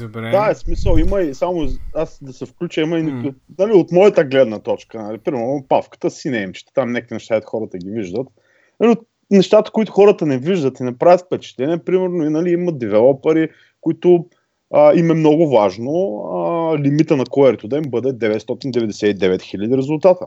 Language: Bulgarian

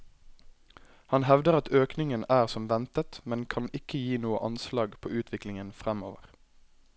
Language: Norwegian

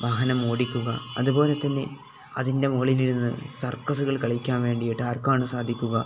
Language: Malayalam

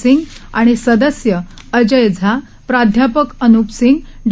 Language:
Marathi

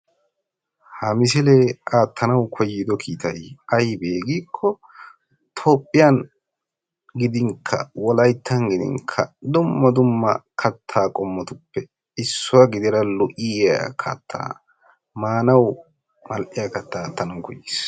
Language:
Wolaytta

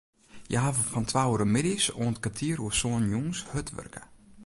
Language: Western Frisian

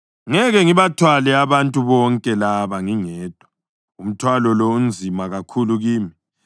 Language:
North Ndebele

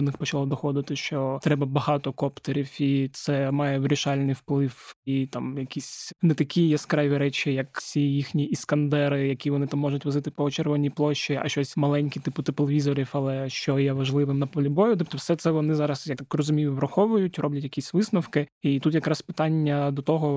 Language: Ukrainian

